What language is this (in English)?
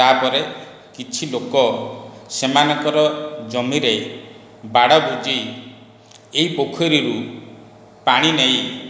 Odia